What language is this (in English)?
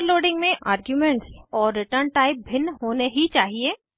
Hindi